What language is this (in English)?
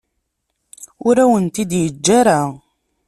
Kabyle